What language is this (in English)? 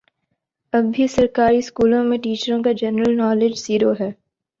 Urdu